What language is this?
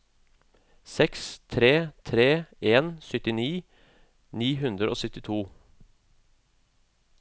Norwegian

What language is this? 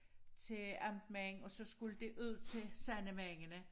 Danish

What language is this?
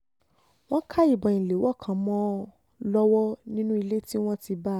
Yoruba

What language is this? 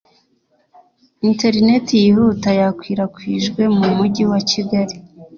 Kinyarwanda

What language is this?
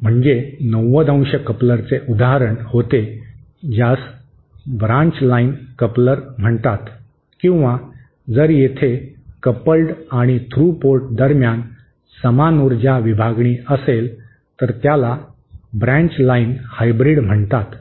Marathi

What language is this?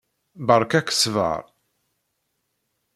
Kabyle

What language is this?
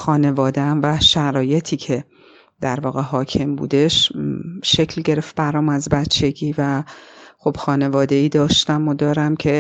Persian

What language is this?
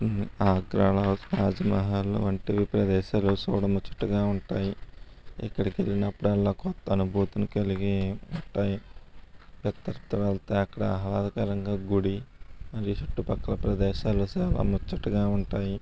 Telugu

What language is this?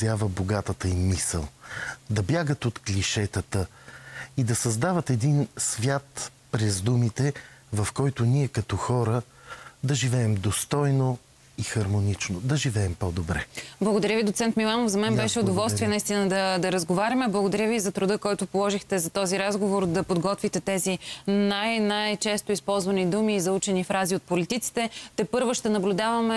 Bulgarian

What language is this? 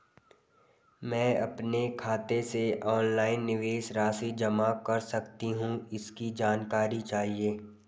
Hindi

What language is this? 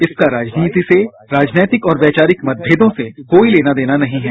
Hindi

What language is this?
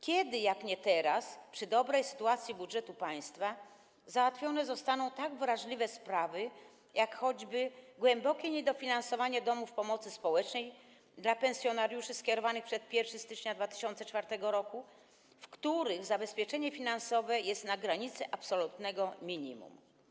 Polish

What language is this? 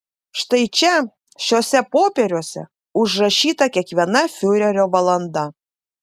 Lithuanian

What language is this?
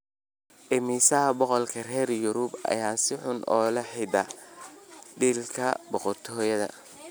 Somali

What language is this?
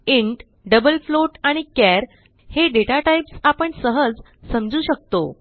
Marathi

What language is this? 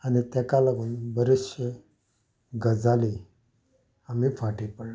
Konkani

